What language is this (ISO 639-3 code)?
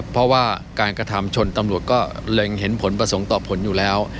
tha